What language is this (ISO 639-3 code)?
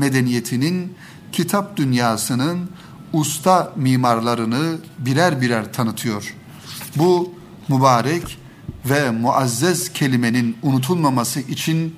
tur